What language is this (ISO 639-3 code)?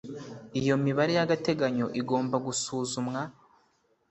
kin